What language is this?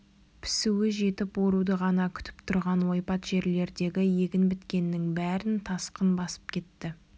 Kazakh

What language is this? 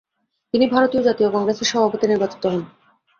Bangla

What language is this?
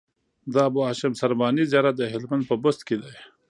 Pashto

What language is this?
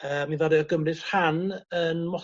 Welsh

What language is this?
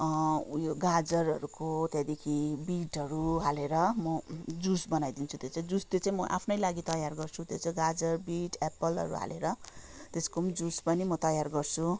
Nepali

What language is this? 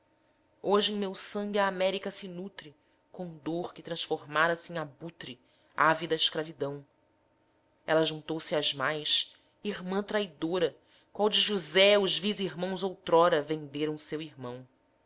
Portuguese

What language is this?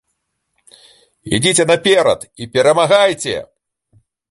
Belarusian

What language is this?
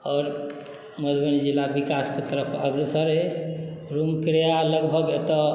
Maithili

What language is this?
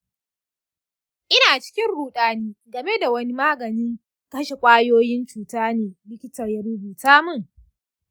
Hausa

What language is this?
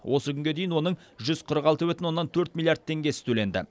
Kazakh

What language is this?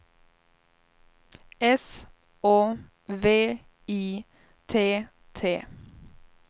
Swedish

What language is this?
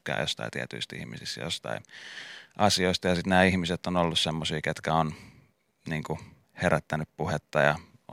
Finnish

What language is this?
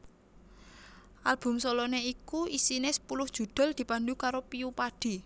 Javanese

